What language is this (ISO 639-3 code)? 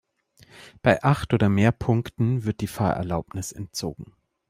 deu